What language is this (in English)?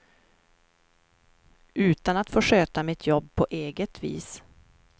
Swedish